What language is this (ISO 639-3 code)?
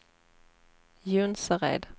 swe